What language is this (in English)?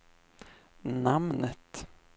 Swedish